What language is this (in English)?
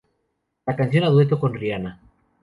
Spanish